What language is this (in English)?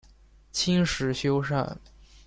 Chinese